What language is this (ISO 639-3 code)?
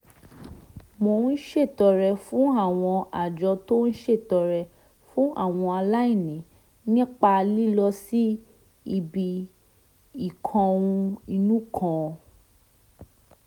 yor